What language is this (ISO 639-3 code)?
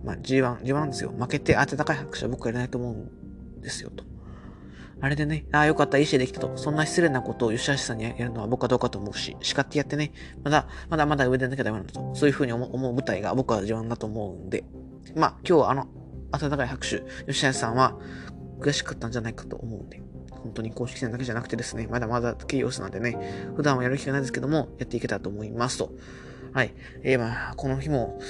jpn